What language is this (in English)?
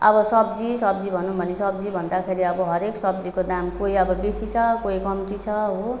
Nepali